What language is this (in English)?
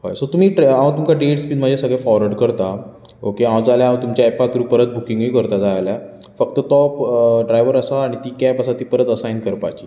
Konkani